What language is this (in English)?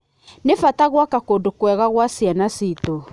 Kikuyu